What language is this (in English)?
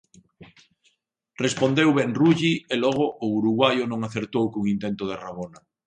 Galician